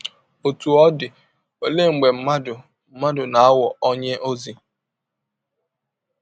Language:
Igbo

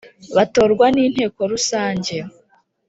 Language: Kinyarwanda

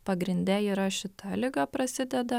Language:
Lithuanian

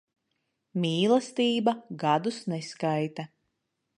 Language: Latvian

